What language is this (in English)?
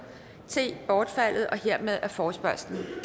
Danish